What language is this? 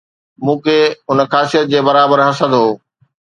Sindhi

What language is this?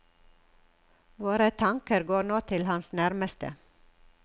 Norwegian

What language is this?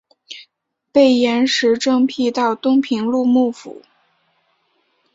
Chinese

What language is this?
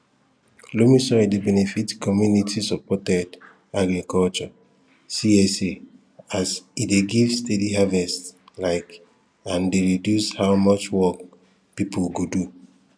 Nigerian Pidgin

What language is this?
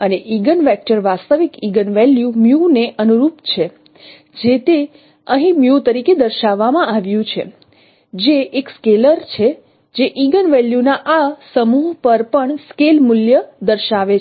Gujarati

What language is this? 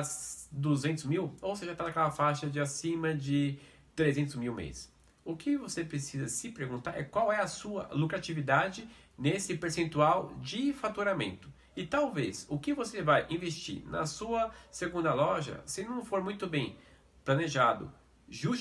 Portuguese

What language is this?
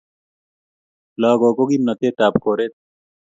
Kalenjin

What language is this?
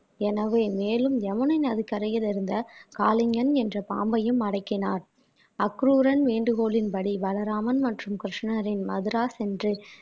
Tamil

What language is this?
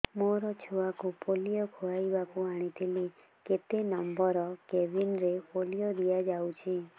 Odia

